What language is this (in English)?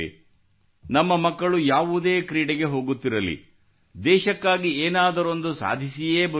Kannada